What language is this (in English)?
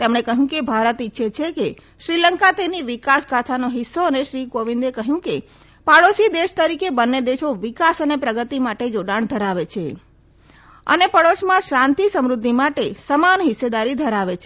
Gujarati